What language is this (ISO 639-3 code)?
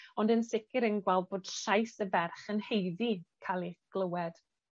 cym